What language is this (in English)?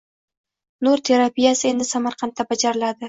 Uzbek